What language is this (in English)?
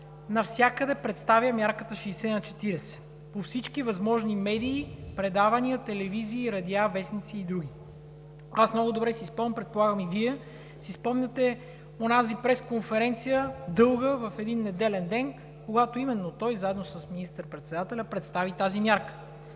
Bulgarian